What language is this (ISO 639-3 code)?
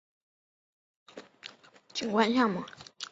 zho